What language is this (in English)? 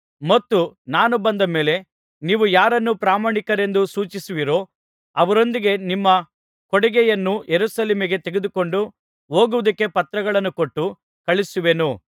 Kannada